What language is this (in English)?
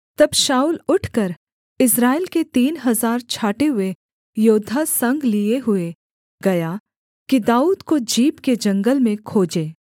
Hindi